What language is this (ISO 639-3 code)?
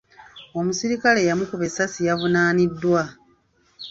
lug